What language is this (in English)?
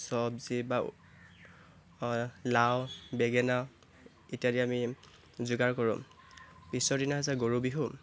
Assamese